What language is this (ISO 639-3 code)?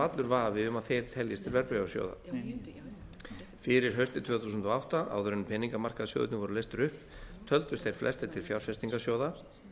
isl